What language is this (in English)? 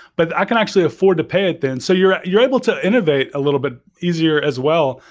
English